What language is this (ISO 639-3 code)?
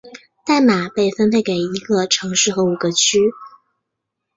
zho